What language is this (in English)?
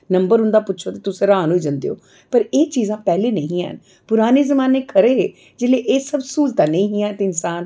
Dogri